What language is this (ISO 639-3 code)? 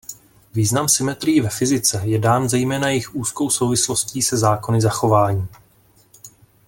ces